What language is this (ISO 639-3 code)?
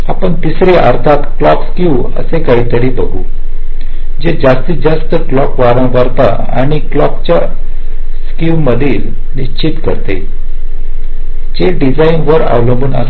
mar